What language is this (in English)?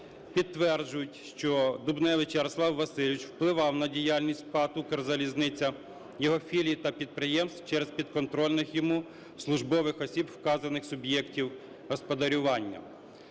Ukrainian